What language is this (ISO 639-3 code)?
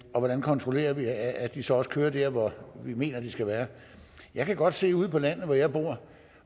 dan